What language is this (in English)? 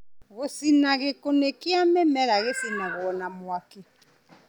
Kikuyu